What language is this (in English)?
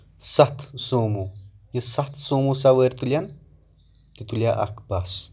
Kashmiri